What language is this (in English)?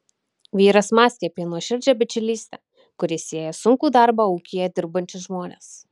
Lithuanian